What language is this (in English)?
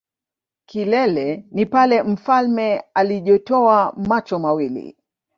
Swahili